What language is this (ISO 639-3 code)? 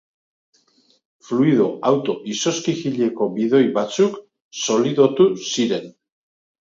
eus